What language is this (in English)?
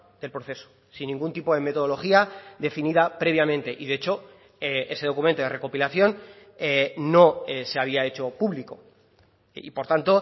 Spanish